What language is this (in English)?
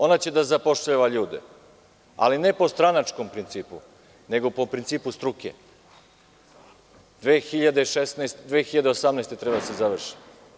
Serbian